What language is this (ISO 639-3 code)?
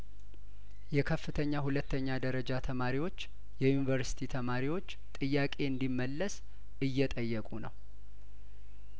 amh